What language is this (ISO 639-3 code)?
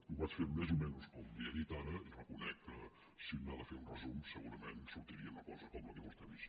cat